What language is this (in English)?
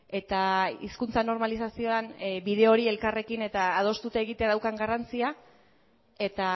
Basque